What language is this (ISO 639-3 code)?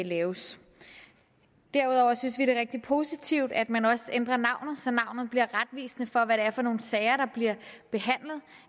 dan